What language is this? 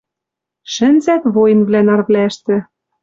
Western Mari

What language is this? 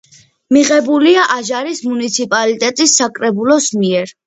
Georgian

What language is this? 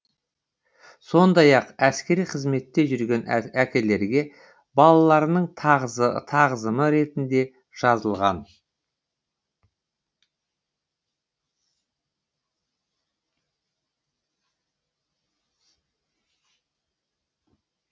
Kazakh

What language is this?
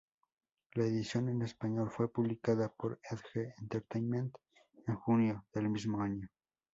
Spanish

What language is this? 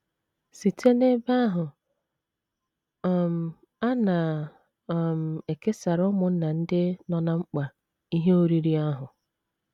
Igbo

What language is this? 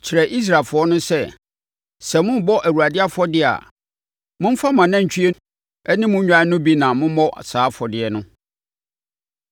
Akan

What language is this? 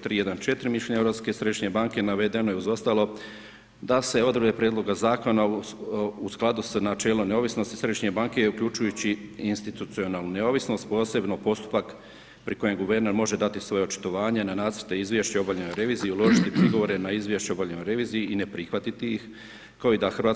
Croatian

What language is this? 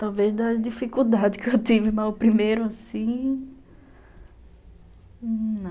Portuguese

